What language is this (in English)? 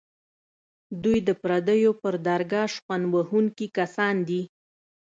Pashto